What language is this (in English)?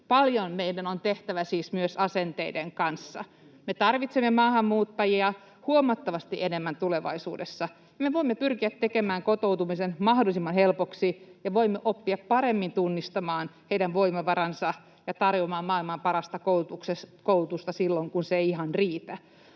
Finnish